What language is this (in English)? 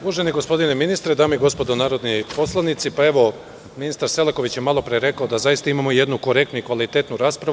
Serbian